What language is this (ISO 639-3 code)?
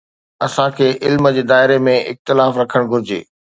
snd